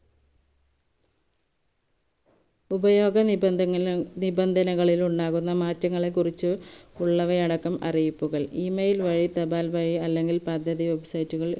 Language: Malayalam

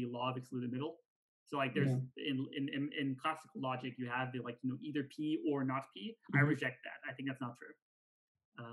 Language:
English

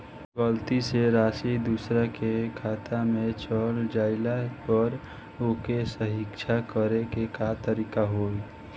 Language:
Bhojpuri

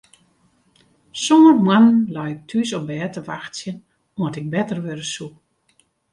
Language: Western Frisian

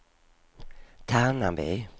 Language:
Swedish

